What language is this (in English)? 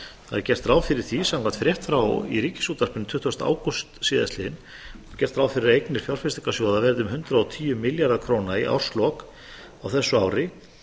Icelandic